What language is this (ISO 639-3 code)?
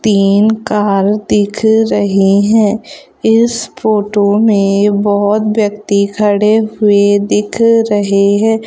hin